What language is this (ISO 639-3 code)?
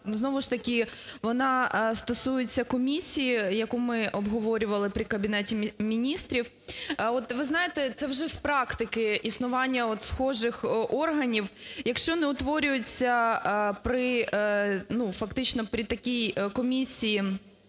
ukr